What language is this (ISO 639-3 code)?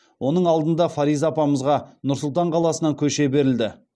kaz